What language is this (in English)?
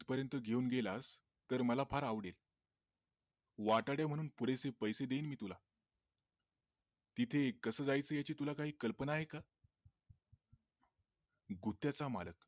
Marathi